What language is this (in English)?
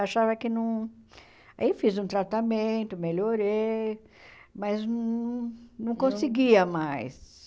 Portuguese